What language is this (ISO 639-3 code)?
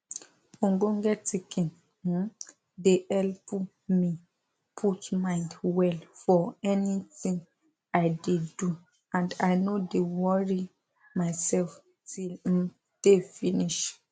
pcm